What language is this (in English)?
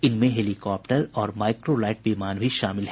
Hindi